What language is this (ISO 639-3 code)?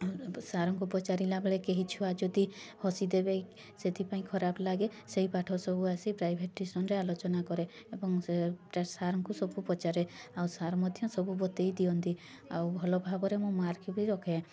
ori